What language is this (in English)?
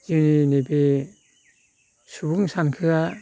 Bodo